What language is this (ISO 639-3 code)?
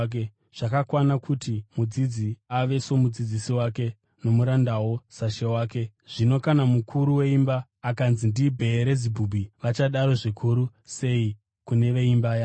sna